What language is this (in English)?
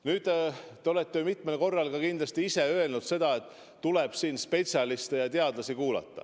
Estonian